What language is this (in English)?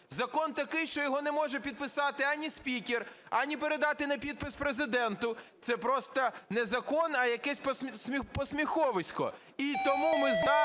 Ukrainian